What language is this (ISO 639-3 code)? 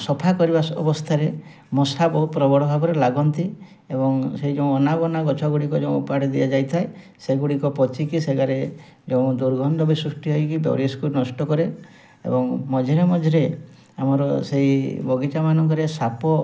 ori